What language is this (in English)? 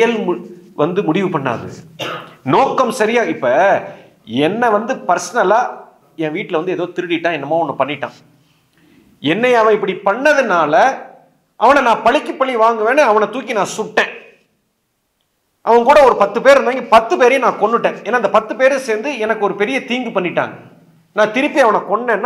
Tamil